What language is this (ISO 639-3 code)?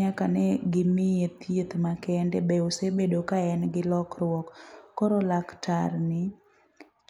luo